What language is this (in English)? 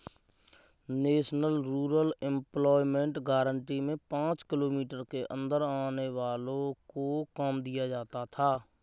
Hindi